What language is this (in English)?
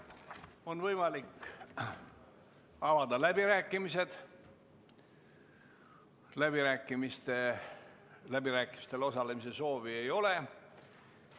Estonian